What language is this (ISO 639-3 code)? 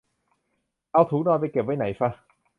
tha